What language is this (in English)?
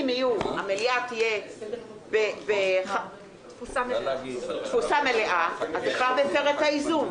Hebrew